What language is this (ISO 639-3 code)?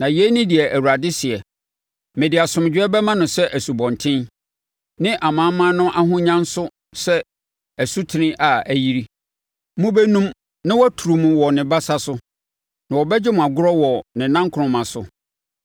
aka